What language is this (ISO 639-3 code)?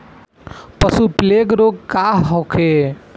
bho